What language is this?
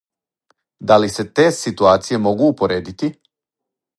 Serbian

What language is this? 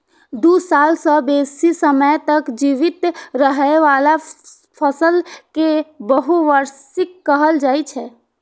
Maithili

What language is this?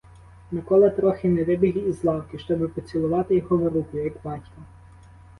Ukrainian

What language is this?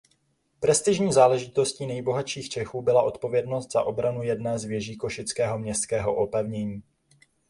Czech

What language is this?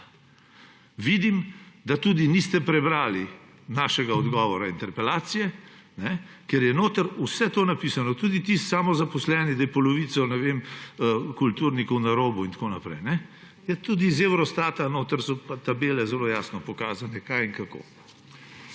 Slovenian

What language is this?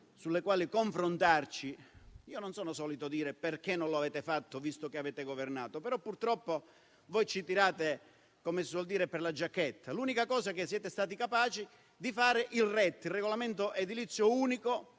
Italian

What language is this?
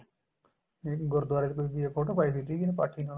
Punjabi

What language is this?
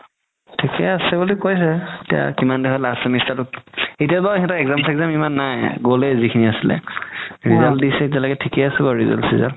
Assamese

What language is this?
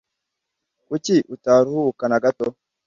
Kinyarwanda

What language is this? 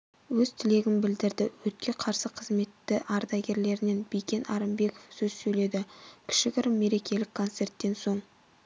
Kazakh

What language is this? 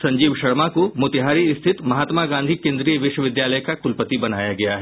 Hindi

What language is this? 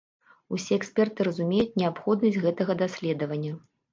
Belarusian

